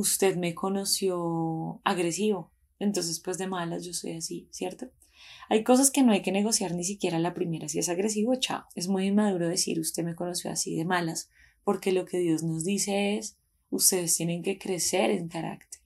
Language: Spanish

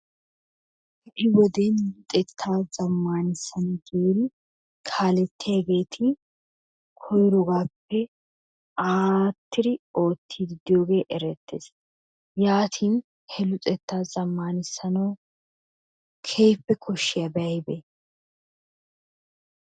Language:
Wolaytta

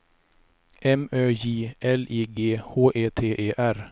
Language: Swedish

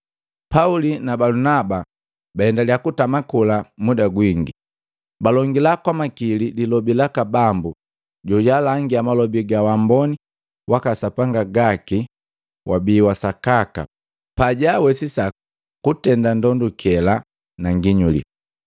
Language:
Matengo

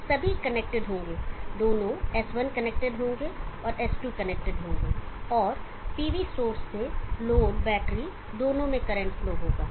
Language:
Hindi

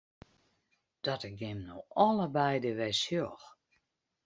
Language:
Western Frisian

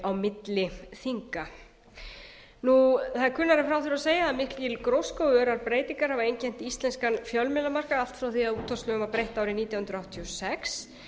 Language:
Icelandic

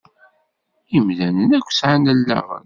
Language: Kabyle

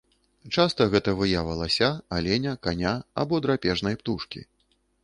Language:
Belarusian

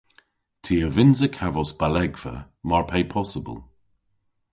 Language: Cornish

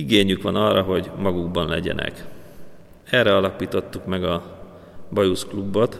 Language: Hungarian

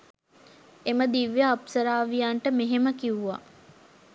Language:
Sinhala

